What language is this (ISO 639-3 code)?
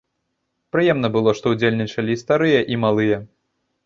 bel